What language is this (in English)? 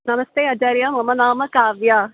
Sanskrit